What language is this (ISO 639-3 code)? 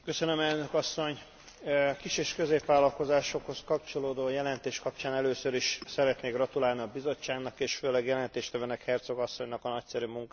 hun